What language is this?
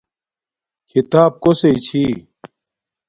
Domaaki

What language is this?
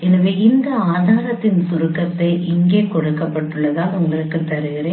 Tamil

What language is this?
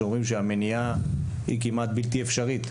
Hebrew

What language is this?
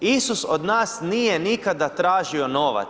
Croatian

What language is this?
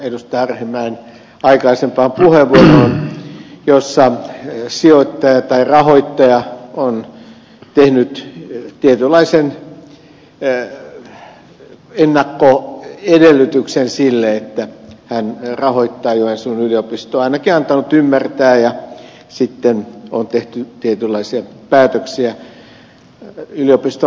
Finnish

